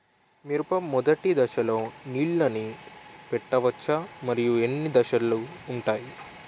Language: Telugu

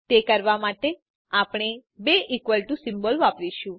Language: Gujarati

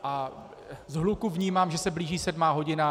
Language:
Czech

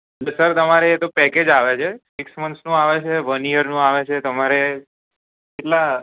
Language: Gujarati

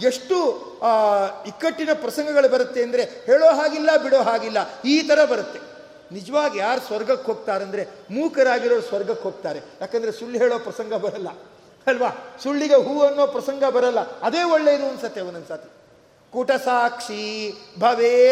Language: Kannada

